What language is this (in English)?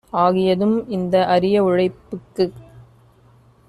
Tamil